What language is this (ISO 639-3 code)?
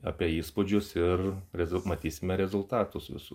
lit